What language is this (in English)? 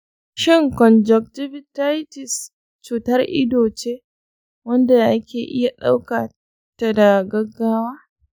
Hausa